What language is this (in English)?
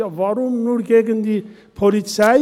Swiss German